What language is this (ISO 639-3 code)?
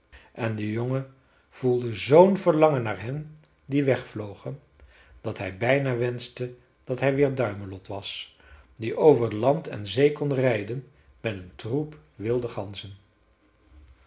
nld